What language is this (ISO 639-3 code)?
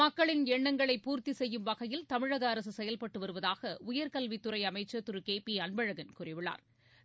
tam